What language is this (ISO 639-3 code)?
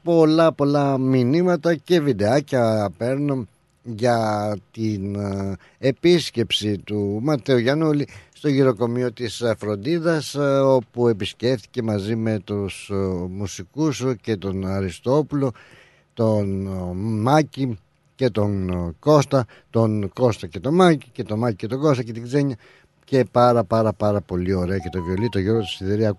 ell